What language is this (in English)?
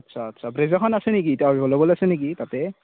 Assamese